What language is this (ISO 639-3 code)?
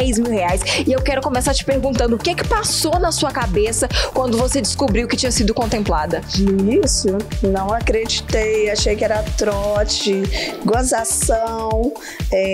por